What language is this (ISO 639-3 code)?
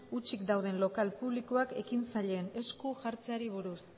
eus